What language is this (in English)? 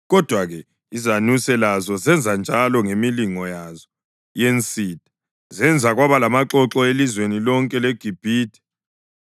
North Ndebele